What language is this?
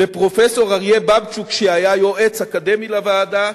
Hebrew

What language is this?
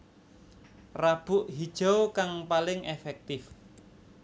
Javanese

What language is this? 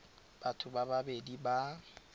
Tswana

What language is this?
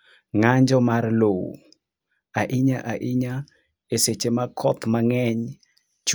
Luo (Kenya and Tanzania)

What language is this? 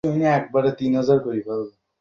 Bangla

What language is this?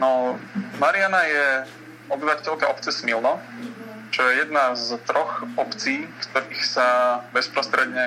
Slovak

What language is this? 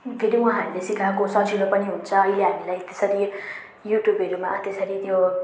Nepali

